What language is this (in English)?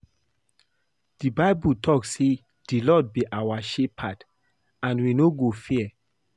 Nigerian Pidgin